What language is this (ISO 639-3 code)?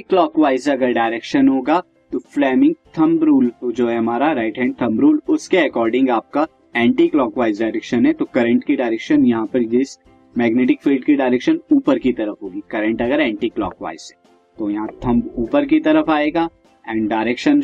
hin